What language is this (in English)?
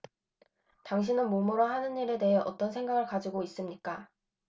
Korean